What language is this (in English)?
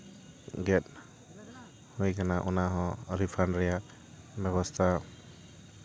Santali